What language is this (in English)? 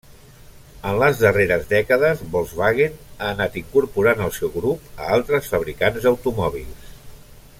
Catalan